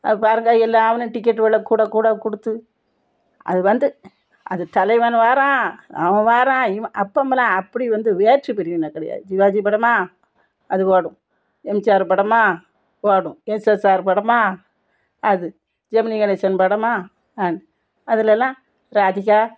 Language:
Tamil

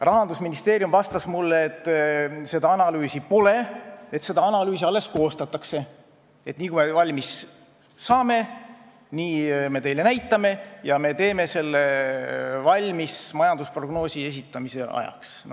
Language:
Estonian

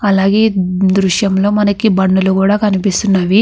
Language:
Telugu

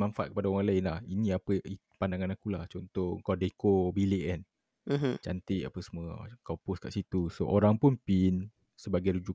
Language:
Malay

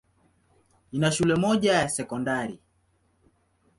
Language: Swahili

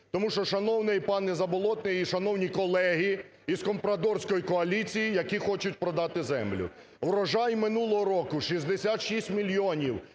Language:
Ukrainian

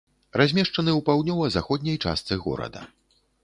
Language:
Belarusian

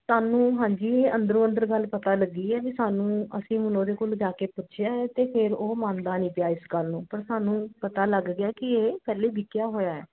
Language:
Punjabi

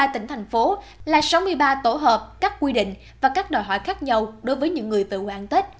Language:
Vietnamese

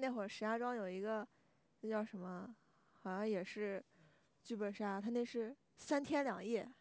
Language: Chinese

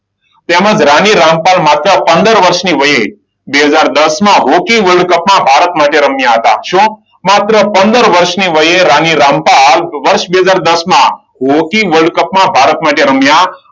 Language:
Gujarati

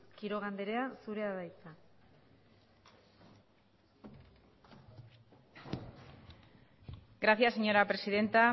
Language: Basque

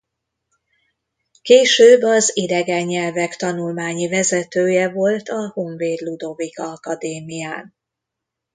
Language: Hungarian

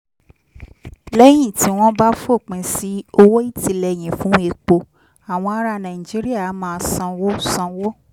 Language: Yoruba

